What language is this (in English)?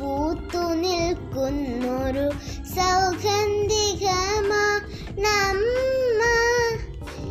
Malayalam